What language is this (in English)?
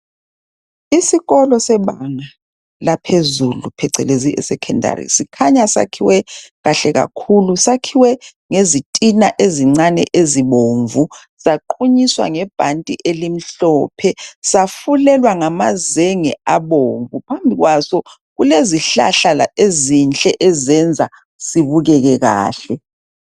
North Ndebele